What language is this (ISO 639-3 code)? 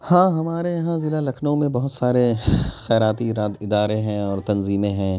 urd